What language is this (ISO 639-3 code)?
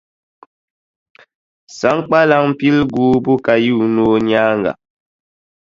dag